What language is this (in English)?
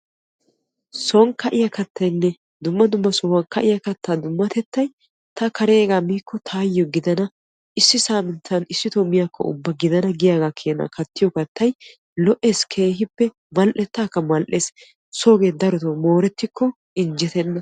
Wolaytta